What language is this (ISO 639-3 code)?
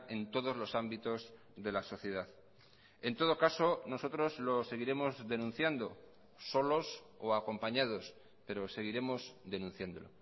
spa